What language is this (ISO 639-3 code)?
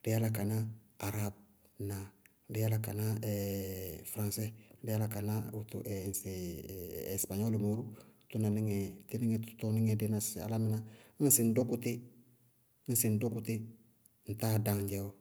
bqg